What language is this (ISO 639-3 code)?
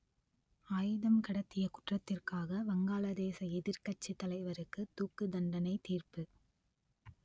tam